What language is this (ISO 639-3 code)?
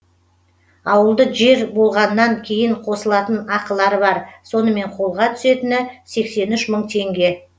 kaz